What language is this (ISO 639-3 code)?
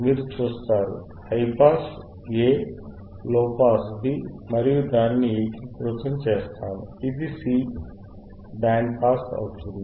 tel